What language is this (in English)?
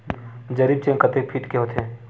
Chhattisgarhi